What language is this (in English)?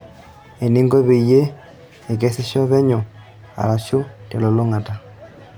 Masai